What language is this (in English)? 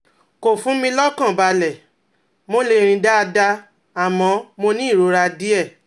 Yoruba